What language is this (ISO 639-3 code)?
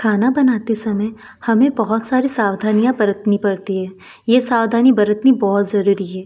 hin